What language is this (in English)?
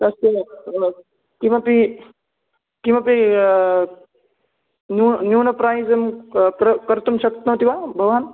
Sanskrit